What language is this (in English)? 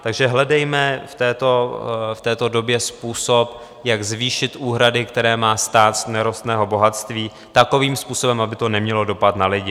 Czech